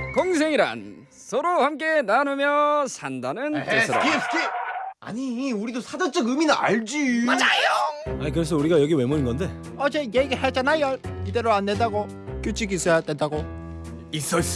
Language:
Korean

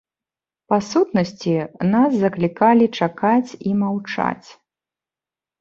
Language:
Belarusian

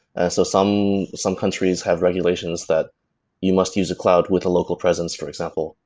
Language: English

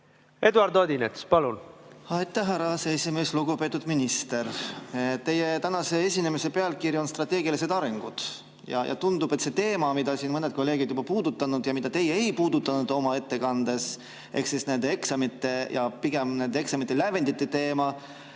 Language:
Estonian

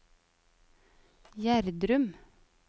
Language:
Norwegian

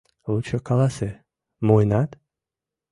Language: Mari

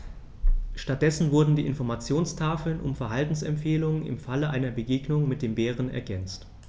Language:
German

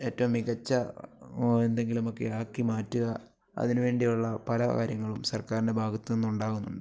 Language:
Malayalam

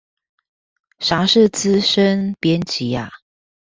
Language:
Chinese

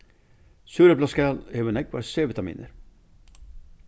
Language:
Faroese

